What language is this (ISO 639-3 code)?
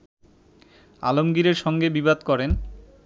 ben